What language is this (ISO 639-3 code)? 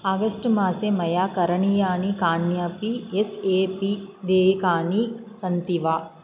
san